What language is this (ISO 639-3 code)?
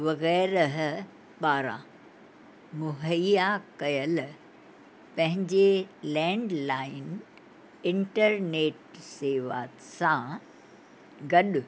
snd